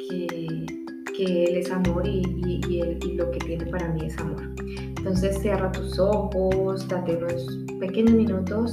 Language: Spanish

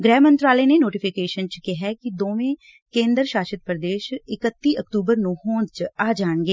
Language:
Punjabi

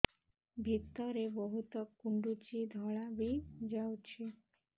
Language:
Odia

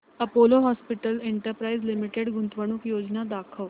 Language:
Marathi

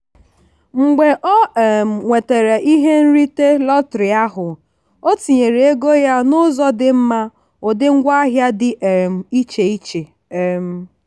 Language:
Igbo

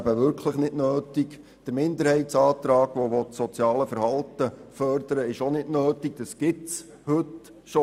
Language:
Swiss German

